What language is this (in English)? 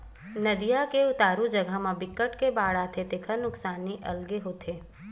Chhattisgarhi